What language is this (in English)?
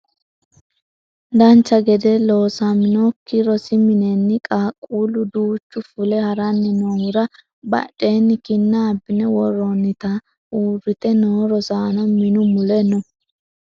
Sidamo